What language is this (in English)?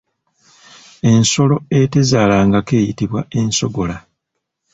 Ganda